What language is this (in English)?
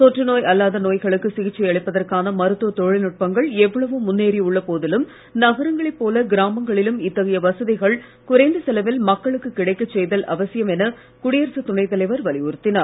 Tamil